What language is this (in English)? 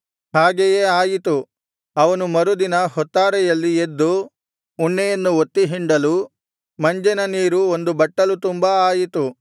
Kannada